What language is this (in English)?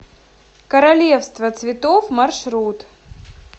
Russian